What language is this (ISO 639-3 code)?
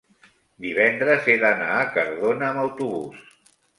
cat